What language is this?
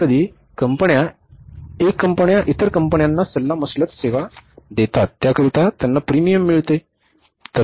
Marathi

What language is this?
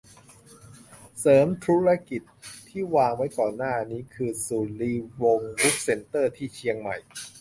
Thai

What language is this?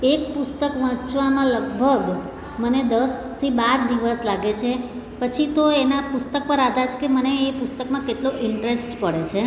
Gujarati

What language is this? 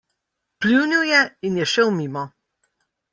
Slovenian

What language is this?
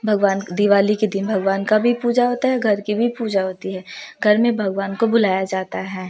Hindi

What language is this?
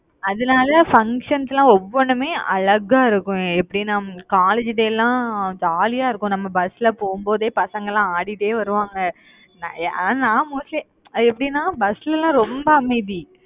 Tamil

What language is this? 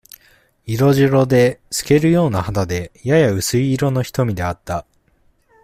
Japanese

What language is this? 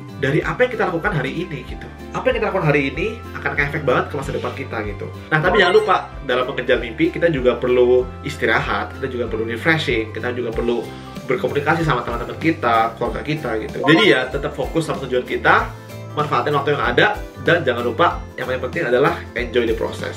Indonesian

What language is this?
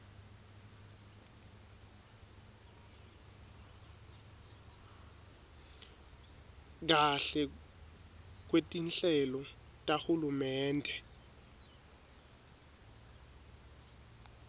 Swati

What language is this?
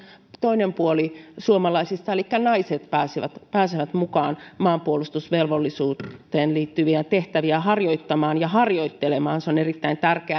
Finnish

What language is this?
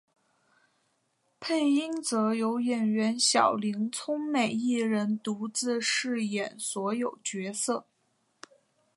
Chinese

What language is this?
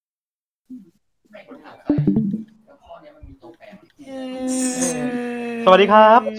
Thai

